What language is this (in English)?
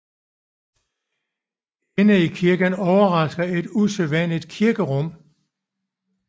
Danish